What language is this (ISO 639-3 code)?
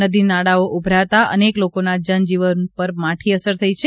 guj